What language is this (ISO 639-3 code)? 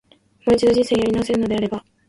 jpn